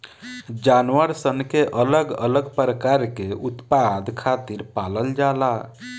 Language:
Bhojpuri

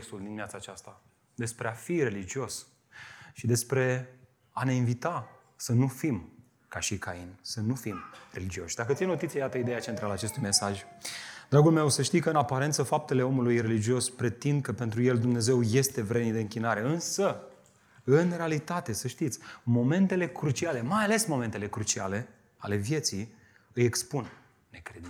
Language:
Romanian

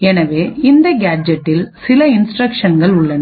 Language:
Tamil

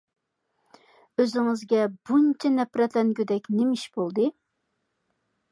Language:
Uyghur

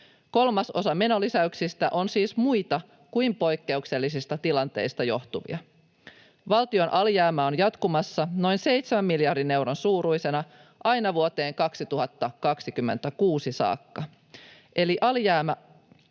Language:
Finnish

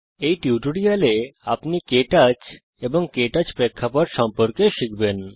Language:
Bangla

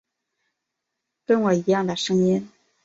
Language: Chinese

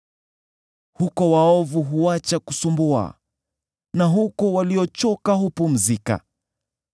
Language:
Swahili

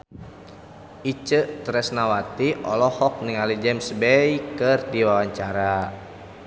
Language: Sundanese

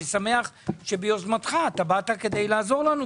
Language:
Hebrew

